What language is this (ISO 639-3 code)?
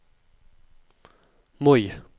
nor